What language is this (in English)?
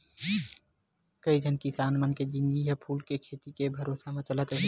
Chhattisgarhi